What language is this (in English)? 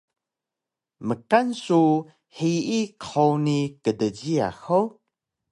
Taroko